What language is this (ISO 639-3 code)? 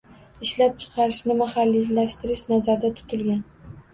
uzb